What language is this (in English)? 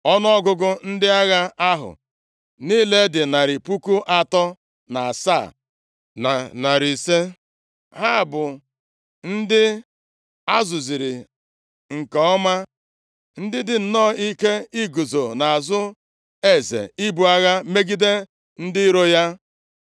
Igbo